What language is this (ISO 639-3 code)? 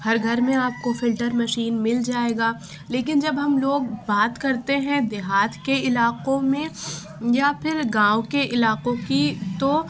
urd